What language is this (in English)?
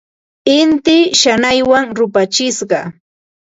Ambo-Pasco Quechua